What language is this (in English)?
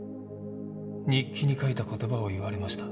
Japanese